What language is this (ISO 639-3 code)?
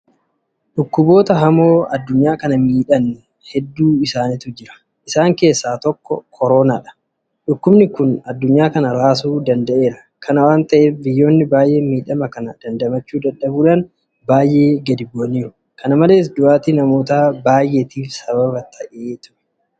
orm